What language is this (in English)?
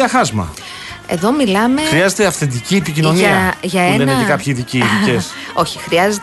Greek